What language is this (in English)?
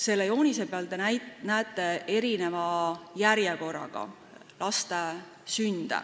Estonian